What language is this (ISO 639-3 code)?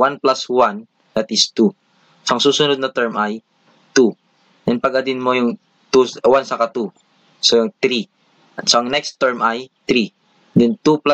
fil